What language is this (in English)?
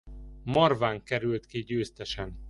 Hungarian